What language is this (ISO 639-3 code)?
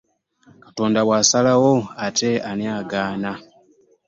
lug